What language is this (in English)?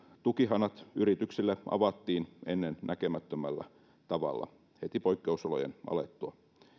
Finnish